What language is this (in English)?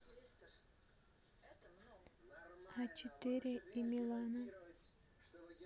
Russian